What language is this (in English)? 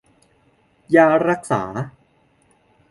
Thai